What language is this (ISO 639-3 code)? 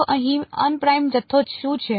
guj